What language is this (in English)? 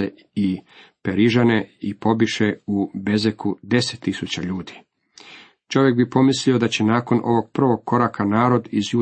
Croatian